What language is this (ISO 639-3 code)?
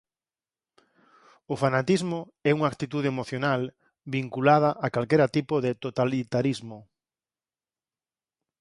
glg